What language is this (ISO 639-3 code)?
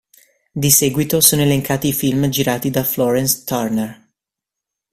ita